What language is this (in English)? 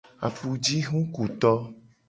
Gen